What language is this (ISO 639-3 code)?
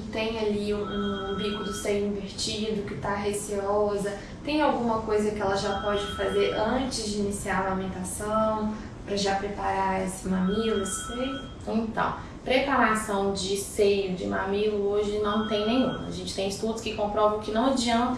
por